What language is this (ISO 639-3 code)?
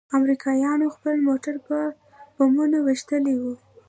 pus